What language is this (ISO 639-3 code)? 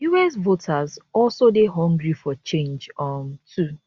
pcm